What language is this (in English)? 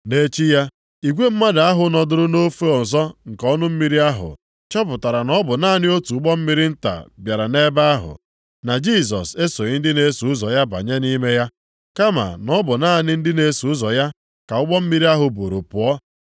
Igbo